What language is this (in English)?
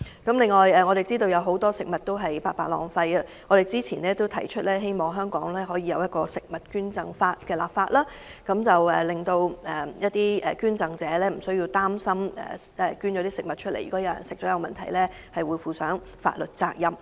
Cantonese